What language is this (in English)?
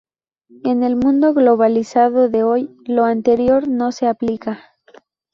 Spanish